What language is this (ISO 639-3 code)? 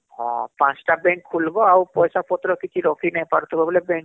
ori